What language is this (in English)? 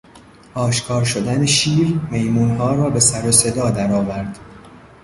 Persian